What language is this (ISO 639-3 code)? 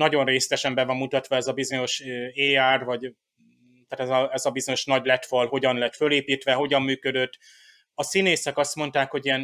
hun